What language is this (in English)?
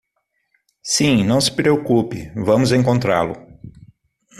Portuguese